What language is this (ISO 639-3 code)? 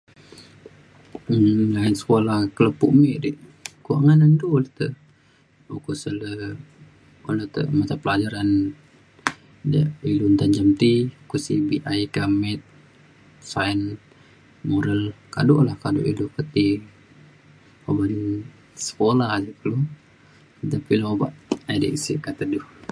xkl